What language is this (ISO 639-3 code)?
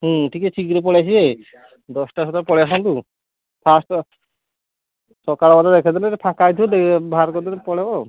ori